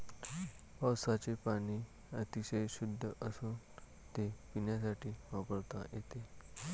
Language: Marathi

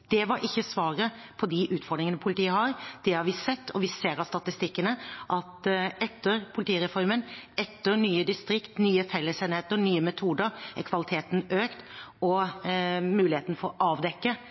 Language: Norwegian Bokmål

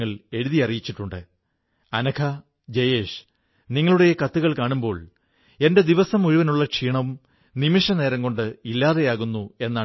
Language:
Malayalam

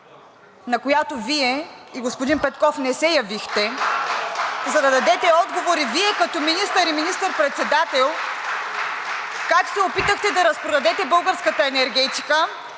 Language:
Bulgarian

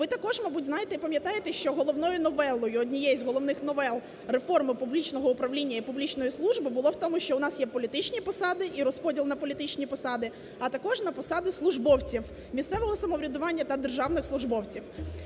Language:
Ukrainian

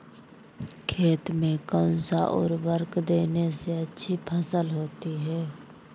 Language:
Magahi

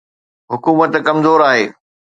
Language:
Sindhi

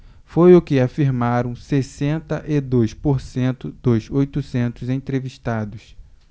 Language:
Portuguese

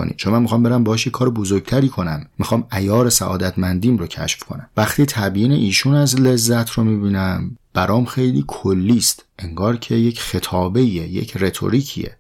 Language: Persian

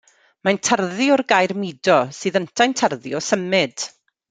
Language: Welsh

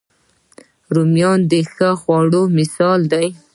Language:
Pashto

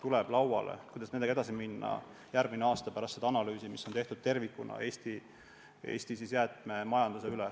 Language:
Estonian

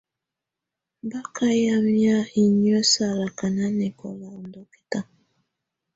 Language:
Tunen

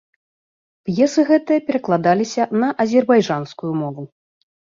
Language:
Belarusian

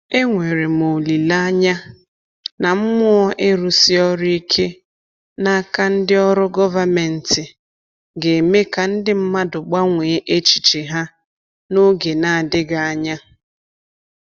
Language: Igbo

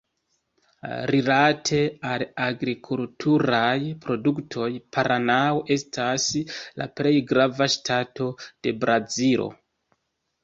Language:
Esperanto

